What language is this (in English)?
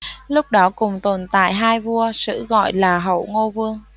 Vietnamese